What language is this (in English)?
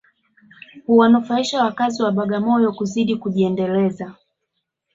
Swahili